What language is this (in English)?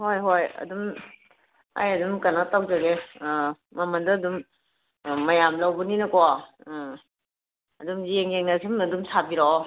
Manipuri